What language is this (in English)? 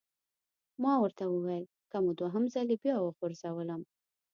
Pashto